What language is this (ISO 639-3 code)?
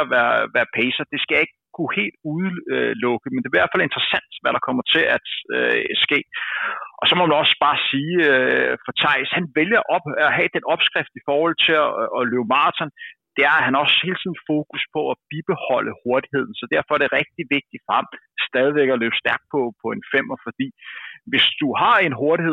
dan